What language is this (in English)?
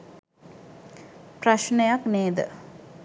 Sinhala